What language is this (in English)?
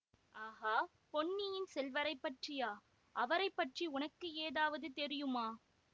Tamil